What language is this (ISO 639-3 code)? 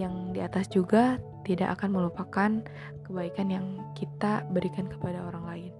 ind